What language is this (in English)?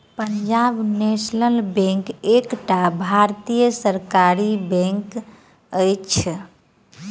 Maithili